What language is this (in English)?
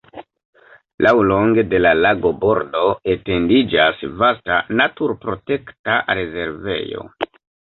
Esperanto